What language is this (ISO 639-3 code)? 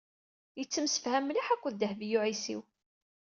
kab